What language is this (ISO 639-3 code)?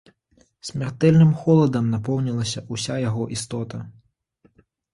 bel